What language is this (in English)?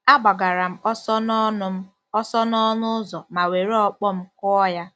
Igbo